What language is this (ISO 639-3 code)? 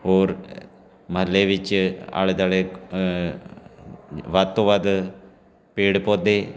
pan